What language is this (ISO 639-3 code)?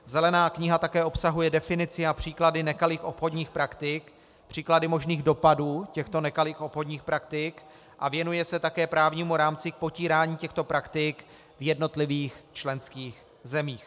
ces